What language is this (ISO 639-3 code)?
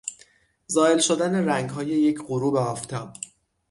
fas